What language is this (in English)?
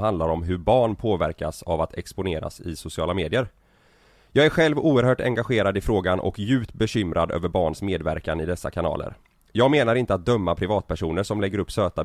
Swedish